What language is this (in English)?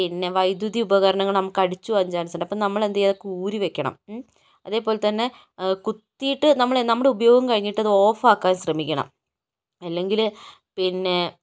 Malayalam